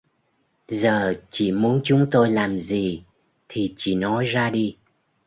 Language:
Vietnamese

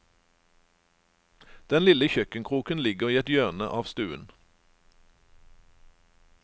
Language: Norwegian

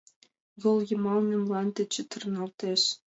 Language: Mari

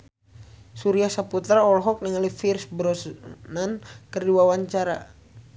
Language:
Sundanese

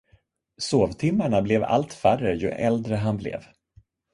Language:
Swedish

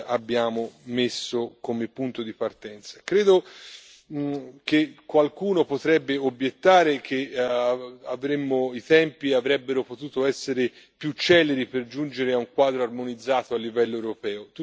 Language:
Italian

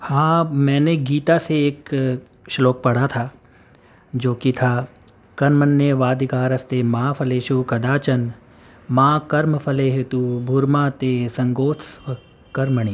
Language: Urdu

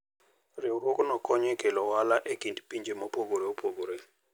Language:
Luo (Kenya and Tanzania)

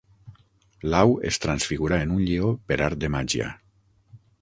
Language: Catalan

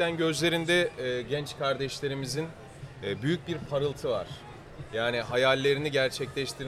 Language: Turkish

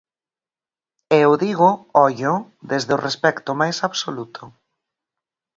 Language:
Galician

